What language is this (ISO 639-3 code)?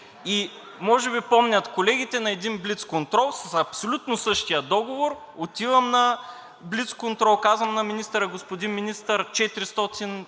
bul